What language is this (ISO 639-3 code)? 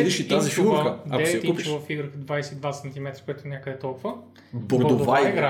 bul